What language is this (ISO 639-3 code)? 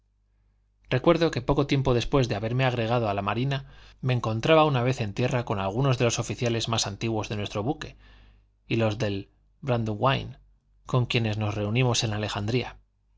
spa